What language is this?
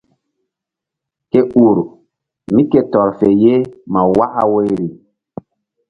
Mbum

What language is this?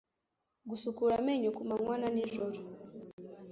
Kinyarwanda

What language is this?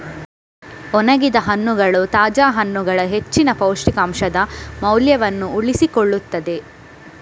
Kannada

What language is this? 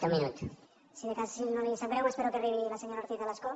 Catalan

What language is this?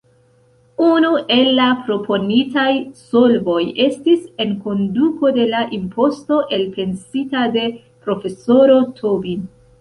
Esperanto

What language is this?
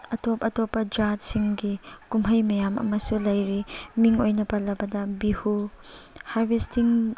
Manipuri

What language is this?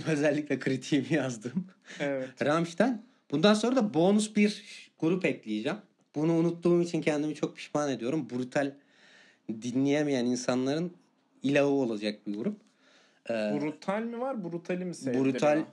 Turkish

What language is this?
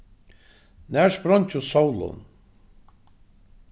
Faroese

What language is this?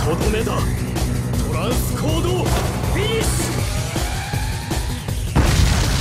Japanese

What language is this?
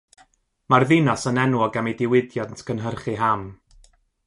Welsh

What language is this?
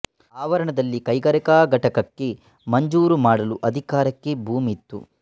Kannada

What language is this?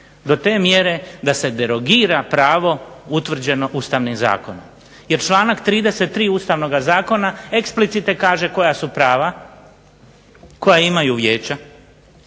Croatian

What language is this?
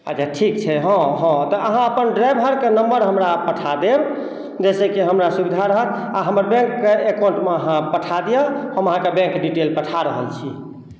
Maithili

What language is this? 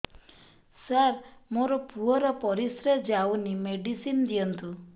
Odia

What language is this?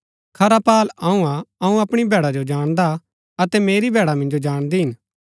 Gaddi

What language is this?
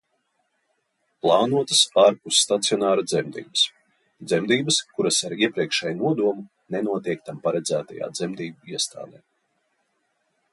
Latvian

